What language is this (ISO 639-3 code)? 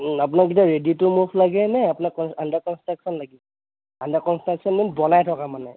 asm